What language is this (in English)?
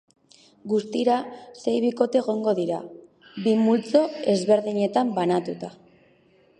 Basque